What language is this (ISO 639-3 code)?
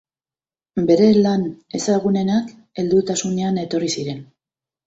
eus